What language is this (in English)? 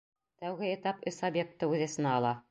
Bashkir